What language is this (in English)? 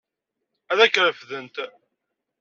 Kabyle